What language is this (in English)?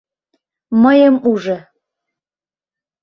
Mari